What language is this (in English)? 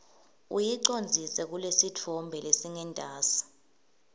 Swati